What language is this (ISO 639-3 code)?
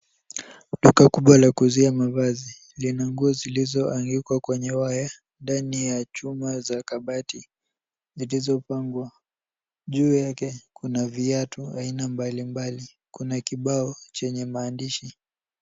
swa